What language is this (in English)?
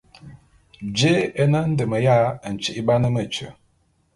Bulu